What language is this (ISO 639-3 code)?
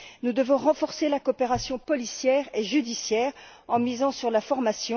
fra